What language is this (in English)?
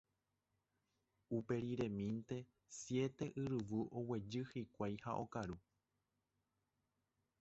Guarani